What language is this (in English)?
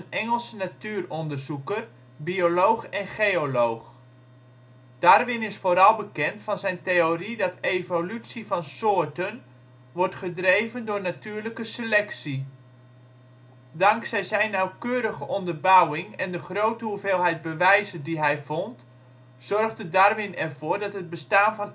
Dutch